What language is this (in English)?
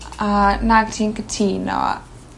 Welsh